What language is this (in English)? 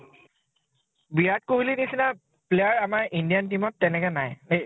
Assamese